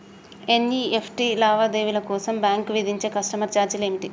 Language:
Telugu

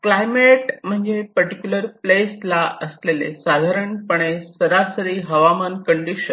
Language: Marathi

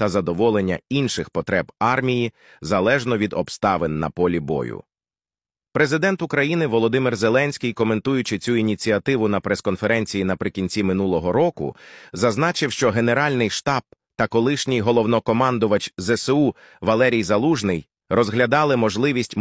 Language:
Ukrainian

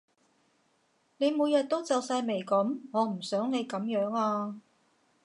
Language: Cantonese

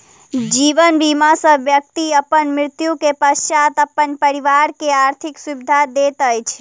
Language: Maithili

